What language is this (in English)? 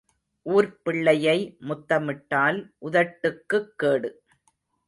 Tamil